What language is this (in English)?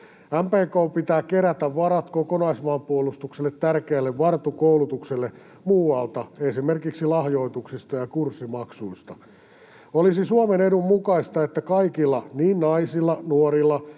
Finnish